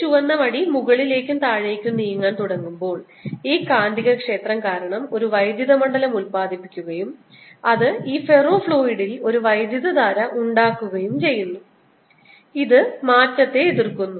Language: Malayalam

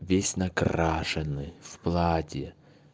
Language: Russian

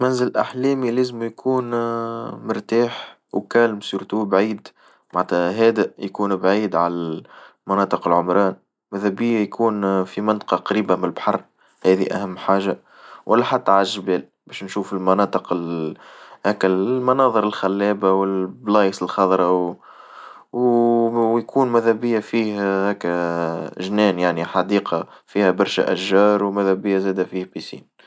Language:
Tunisian Arabic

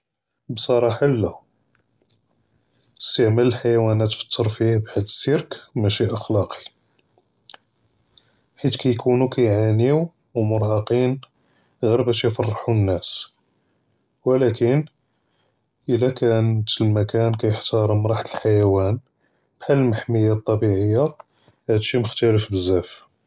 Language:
Judeo-Arabic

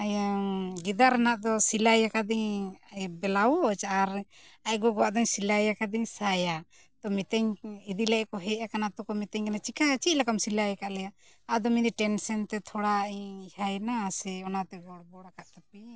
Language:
Santali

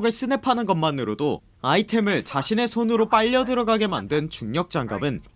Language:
Korean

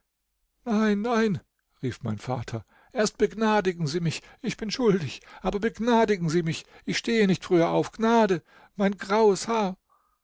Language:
German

